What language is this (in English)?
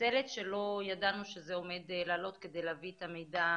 Hebrew